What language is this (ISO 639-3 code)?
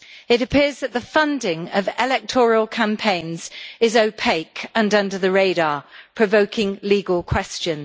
eng